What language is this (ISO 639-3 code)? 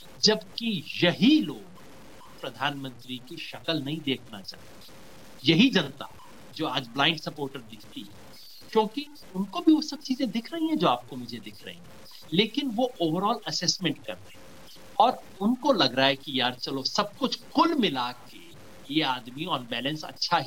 hin